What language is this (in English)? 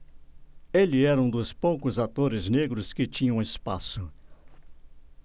Portuguese